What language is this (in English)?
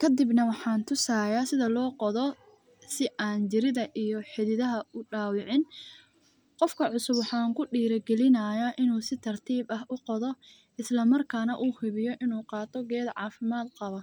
Somali